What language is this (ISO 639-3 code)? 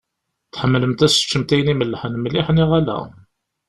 kab